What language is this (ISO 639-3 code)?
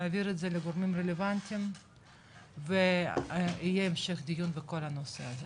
heb